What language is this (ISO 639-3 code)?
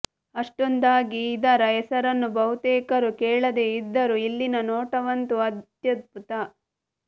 kan